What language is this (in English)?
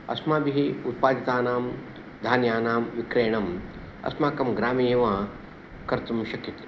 Sanskrit